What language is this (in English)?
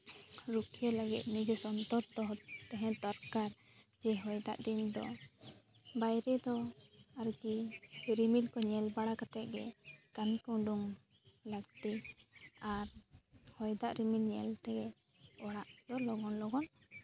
Santali